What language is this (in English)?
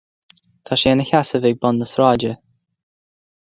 Irish